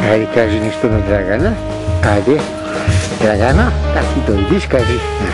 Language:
Bulgarian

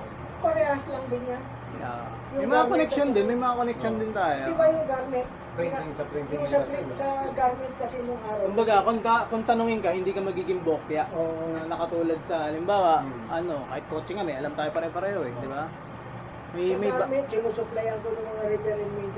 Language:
Filipino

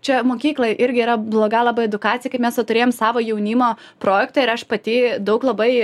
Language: Lithuanian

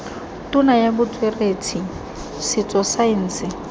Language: Tswana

